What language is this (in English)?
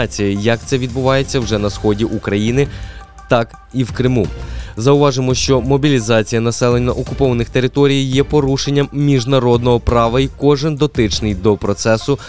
Ukrainian